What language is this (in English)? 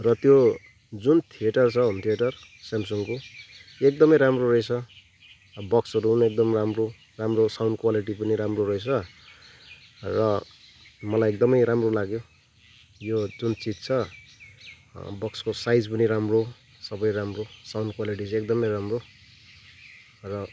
Nepali